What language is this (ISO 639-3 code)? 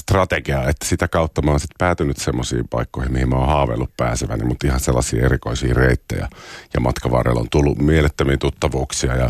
fin